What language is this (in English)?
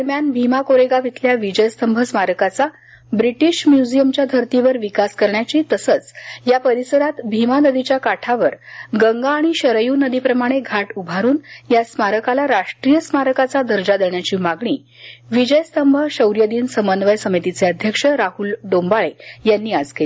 Marathi